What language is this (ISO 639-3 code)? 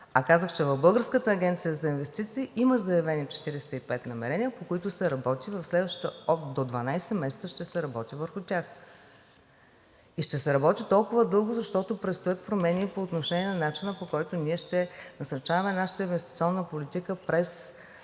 bul